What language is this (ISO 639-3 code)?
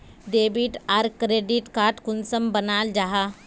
mag